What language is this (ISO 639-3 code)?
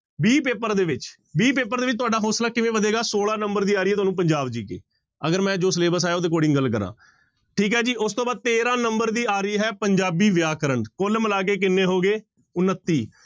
pan